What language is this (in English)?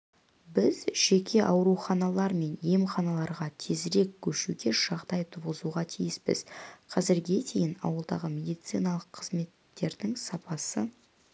Kazakh